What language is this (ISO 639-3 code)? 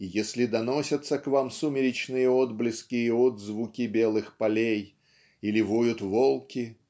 rus